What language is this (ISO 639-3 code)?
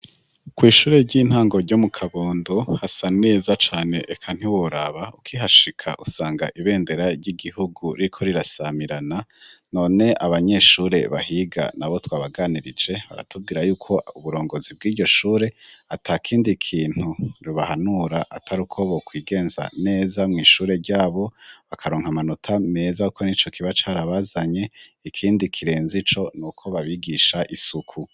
run